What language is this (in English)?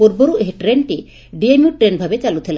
Odia